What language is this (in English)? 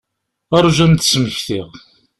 Kabyle